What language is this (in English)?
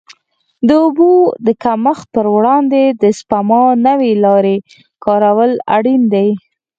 Pashto